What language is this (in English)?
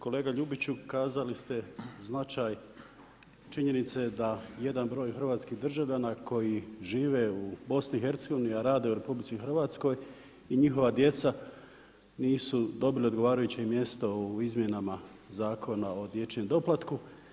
Croatian